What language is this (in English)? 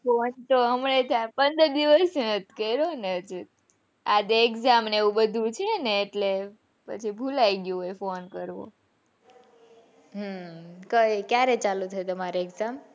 Gujarati